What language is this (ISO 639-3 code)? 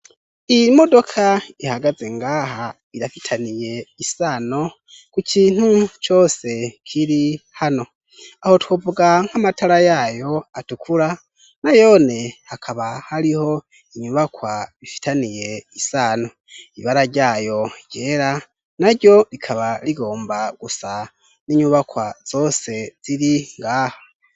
run